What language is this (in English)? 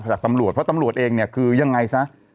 Thai